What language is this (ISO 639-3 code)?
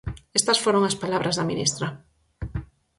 glg